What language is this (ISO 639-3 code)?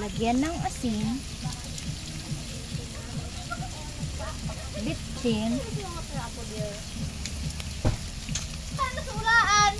fil